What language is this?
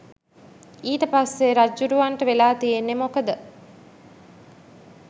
Sinhala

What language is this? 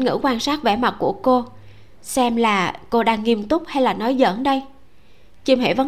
Vietnamese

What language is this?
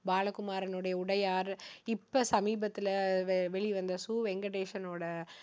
Tamil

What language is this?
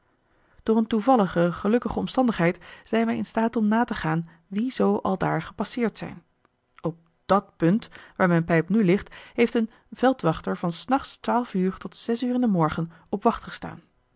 Dutch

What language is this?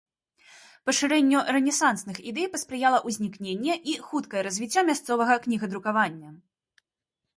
Belarusian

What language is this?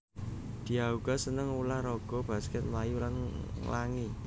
Javanese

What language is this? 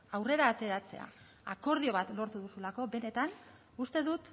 Basque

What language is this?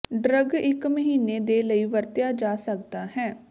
Punjabi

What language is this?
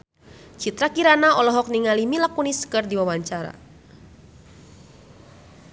Sundanese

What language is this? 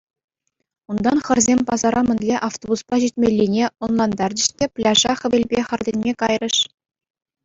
Chuvash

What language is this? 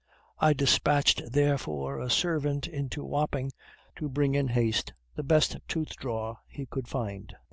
English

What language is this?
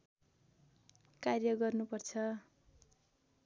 Nepali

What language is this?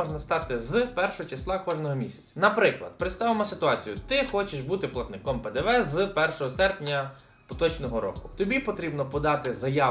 Ukrainian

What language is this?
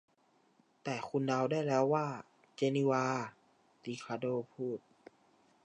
Thai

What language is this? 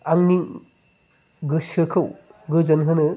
Bodo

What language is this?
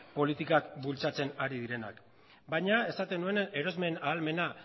Basque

